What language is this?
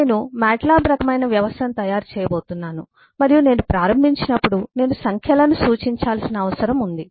Telugu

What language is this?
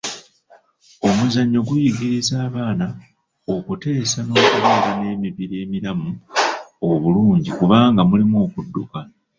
Ganda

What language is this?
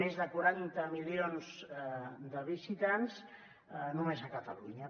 Catalan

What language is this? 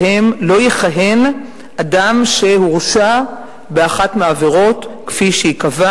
Hebrew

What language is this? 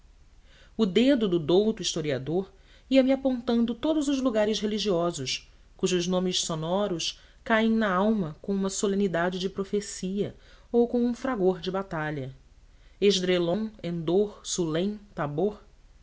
Portuguese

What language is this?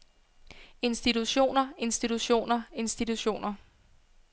Danish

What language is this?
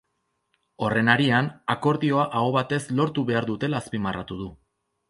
Basque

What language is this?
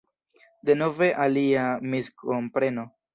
Esperanto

